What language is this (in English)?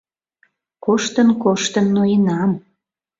Mari